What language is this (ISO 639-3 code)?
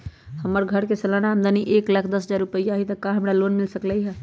mag